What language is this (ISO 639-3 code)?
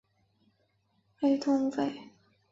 zho